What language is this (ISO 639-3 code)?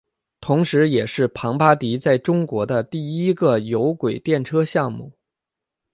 zho